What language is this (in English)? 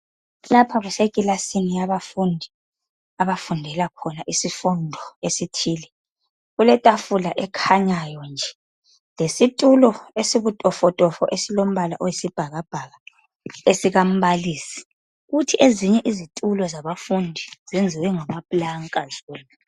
North Ndebele